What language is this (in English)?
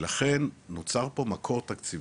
Hebrew